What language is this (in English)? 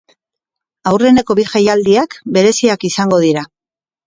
Basque